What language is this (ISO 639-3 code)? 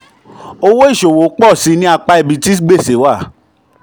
yor